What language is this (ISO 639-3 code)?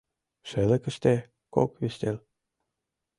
chm